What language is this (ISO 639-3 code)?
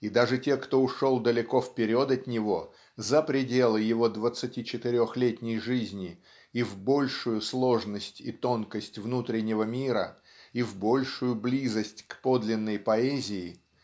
rus